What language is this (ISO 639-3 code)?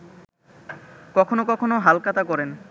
ben